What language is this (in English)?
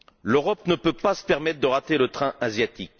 French